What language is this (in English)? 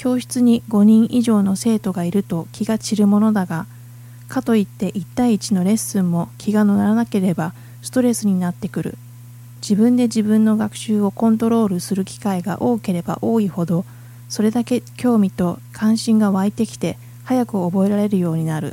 Japanese